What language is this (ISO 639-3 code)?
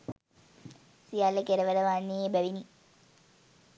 sin